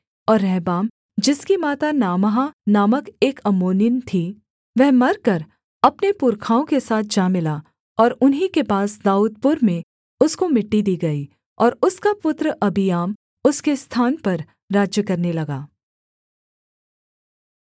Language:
Hindi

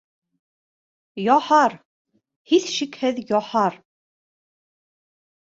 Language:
Bashkir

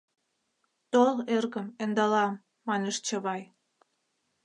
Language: Mari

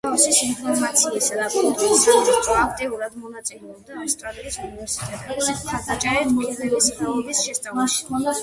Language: Georgian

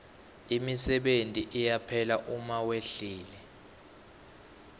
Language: Swati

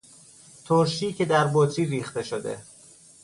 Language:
Persian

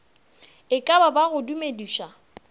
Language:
Northern Sotho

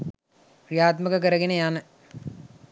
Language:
Sinhala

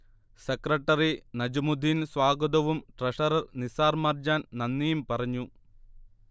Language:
Malayalam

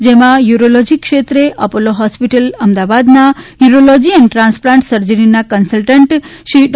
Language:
Gujarati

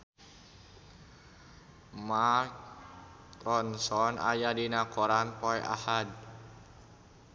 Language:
Sundanese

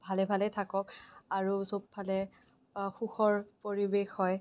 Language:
Assamese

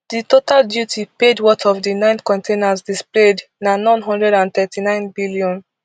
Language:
Nigerian Pidgin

